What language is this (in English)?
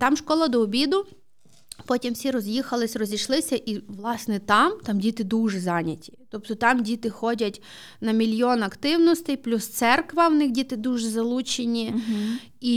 Ukrainian